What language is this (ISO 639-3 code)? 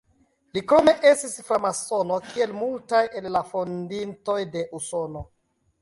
epo